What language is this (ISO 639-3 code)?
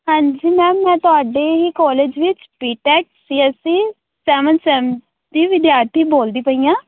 pan